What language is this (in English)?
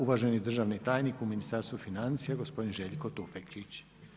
Croatian